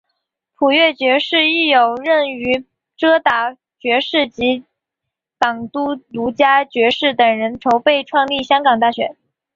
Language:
Chinese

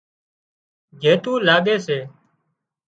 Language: Wadiyara Koli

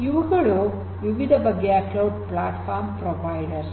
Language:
Kannada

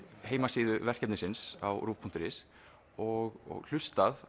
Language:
Icelandic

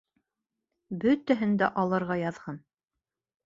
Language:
Bashkir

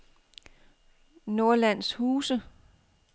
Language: Danish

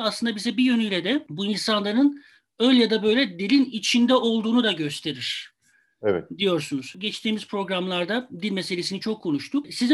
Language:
Turkish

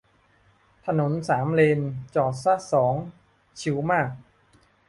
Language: Thai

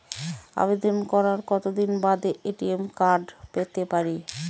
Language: Bangla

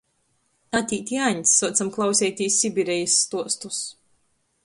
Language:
Latgalian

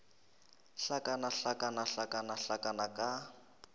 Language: Northern Sotho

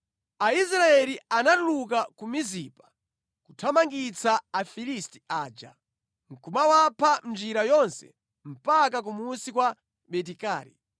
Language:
Nyanja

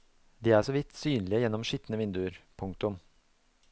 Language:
Norwegian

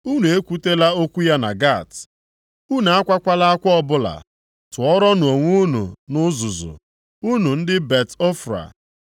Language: Igbo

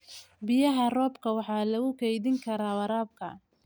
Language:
Somali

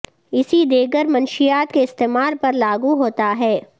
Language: Urdu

